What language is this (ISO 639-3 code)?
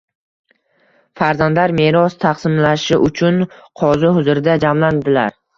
uzb